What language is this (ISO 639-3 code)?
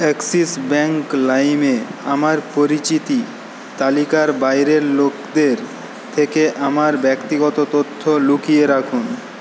ben